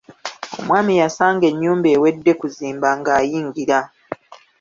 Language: Ganda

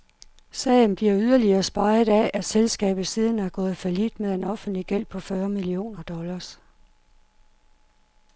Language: Danish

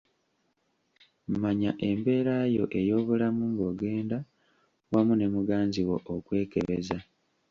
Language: Ganda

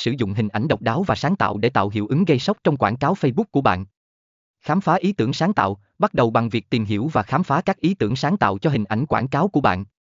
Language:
Vietnamese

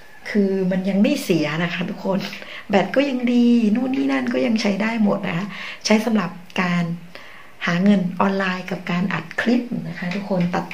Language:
Thai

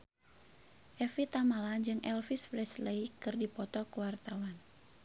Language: Sundanese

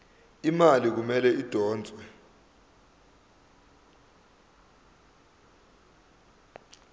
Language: Zulu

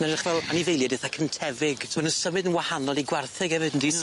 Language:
Welsh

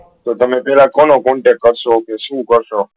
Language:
Gujarati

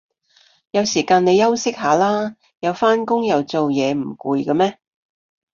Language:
Cantonese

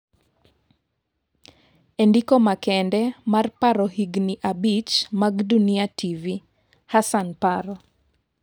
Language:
Luo (Kenya and Tanzania)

